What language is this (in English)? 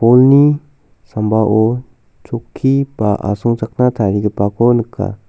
Garo